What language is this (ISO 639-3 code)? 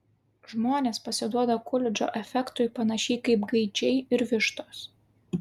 lit